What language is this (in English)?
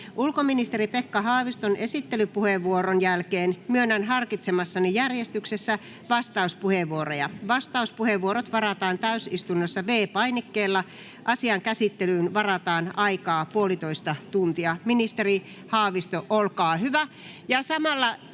Finnish